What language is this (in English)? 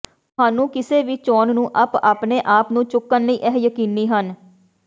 Punjabi